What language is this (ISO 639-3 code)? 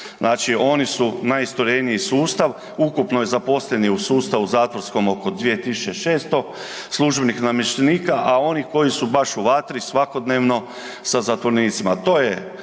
hrv